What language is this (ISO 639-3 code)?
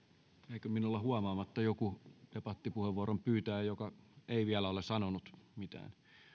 fin